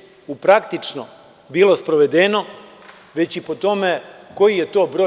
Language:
Serbian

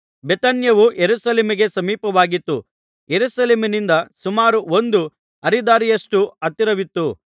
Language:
Kannada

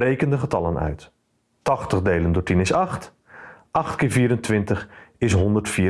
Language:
Dutch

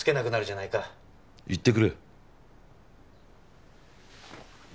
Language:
Japanese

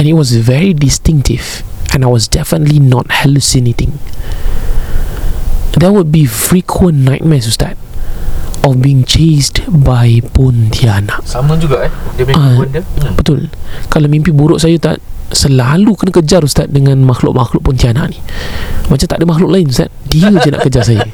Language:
Malay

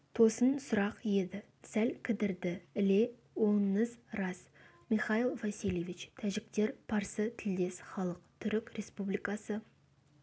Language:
Kazakh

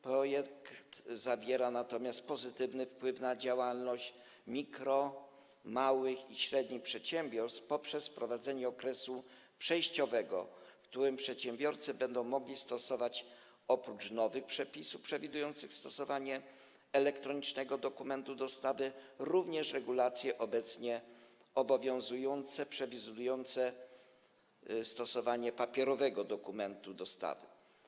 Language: Polish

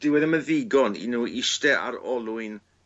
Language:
Welsh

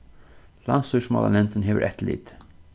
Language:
Faroese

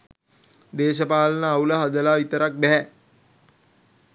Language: Sinhala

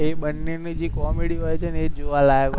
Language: Gujarati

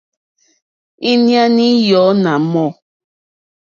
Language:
Mokpwe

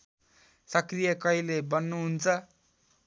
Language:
Nepali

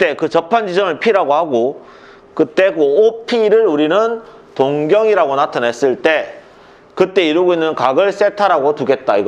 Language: Korean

